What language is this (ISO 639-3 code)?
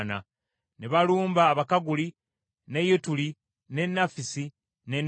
lug